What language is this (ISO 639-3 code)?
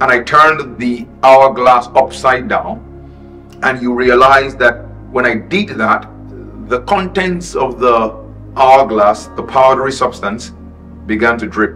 eng